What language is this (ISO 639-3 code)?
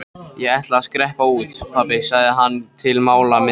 isl